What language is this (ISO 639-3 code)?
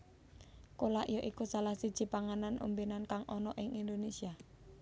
jav